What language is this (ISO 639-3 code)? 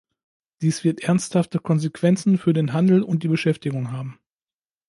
deu